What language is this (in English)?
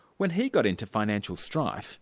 English